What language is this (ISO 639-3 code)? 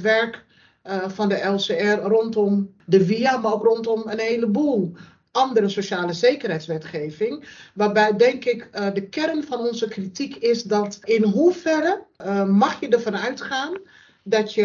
nld